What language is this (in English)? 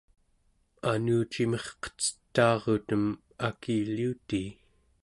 Central Yupik